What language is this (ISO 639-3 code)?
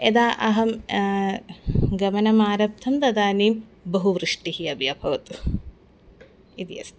san